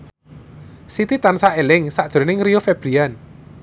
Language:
Javanese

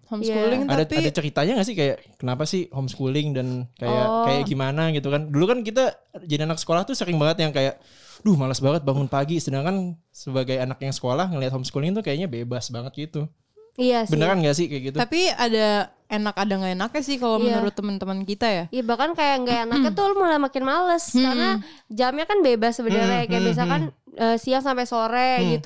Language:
Indonesian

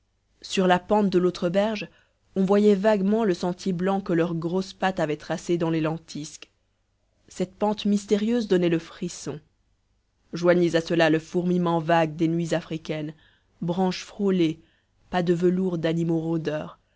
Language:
French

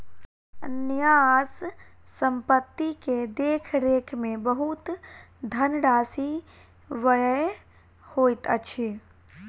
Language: Maithili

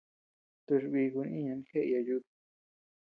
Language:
Tepeuxila Cuicatec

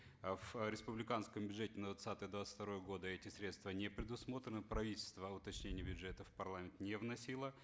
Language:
Kazakh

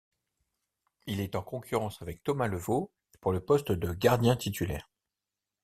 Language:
French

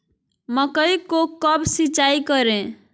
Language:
Magahi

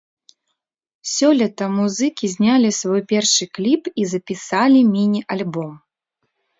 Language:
Belarusian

